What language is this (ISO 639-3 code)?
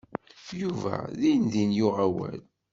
kab